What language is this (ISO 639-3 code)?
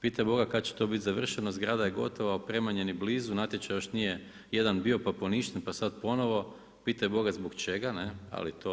hrv